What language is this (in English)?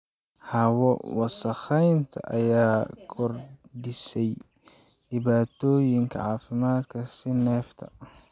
Somali